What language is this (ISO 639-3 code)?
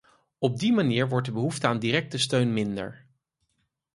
nld